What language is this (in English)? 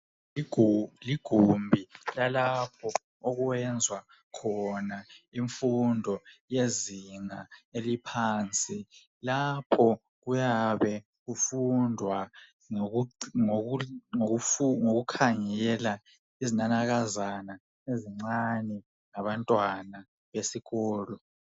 North Ndebele